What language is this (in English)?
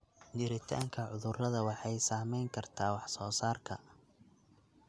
Somali